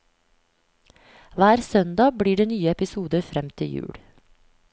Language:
Norwegian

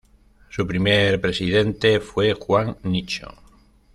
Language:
Spanish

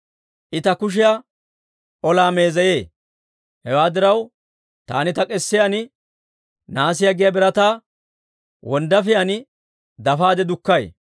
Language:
Dawro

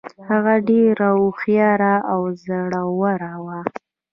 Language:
Pashto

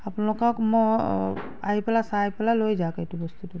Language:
Assamese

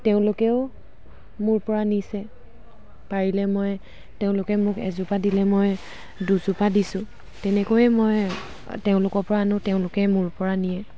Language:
Assamese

